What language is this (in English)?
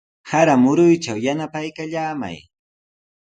Sihuas Ancash Quechua